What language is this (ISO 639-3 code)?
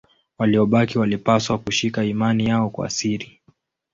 swa